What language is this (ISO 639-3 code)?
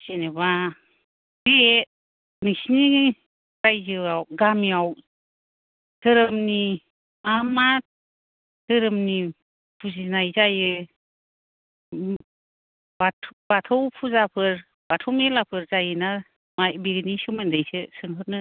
brx